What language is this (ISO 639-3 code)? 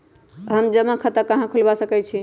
mag